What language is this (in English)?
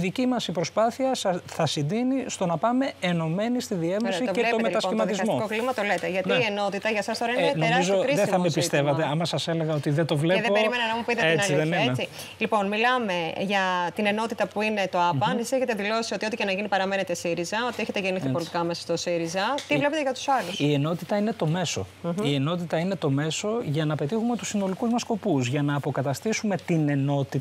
Greek